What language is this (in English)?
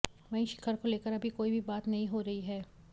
Hindi